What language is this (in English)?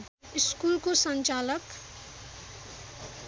Nepali